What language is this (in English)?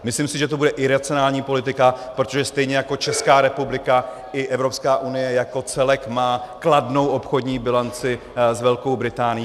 Czech